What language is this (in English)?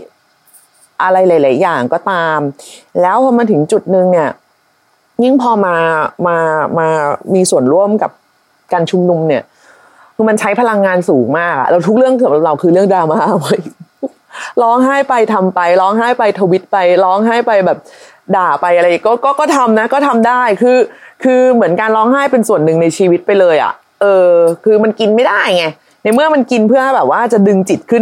Thai